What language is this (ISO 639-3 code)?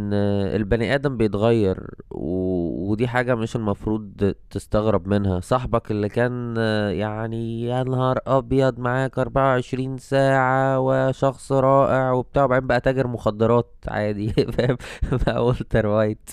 ara